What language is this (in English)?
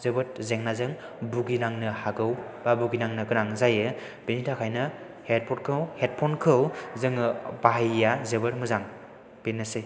Bodo